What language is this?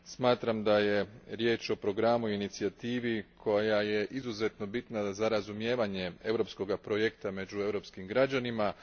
Croatian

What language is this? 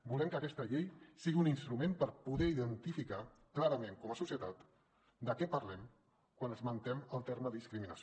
Catalan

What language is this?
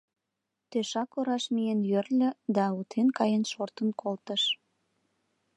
Mari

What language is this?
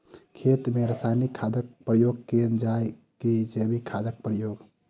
Maithili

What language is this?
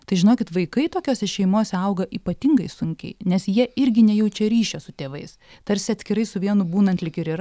Lithuanian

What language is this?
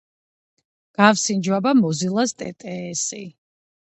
Georgian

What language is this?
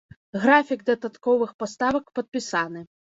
Belarusian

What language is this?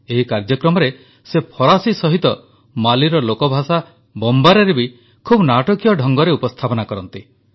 Odia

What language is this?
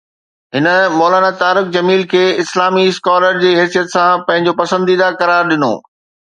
Sindhi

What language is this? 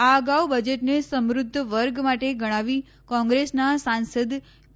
Gujarati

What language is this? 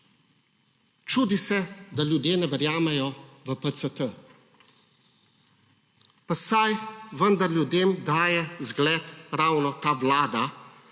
Slovenian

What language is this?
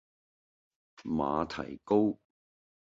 Cantonese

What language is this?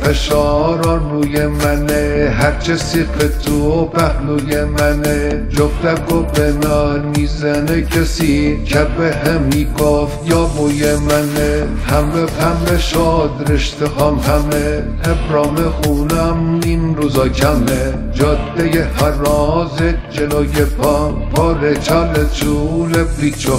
Persian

